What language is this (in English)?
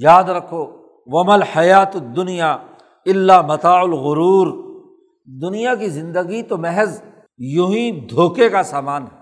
Urdu